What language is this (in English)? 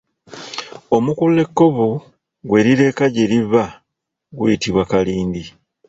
Ganda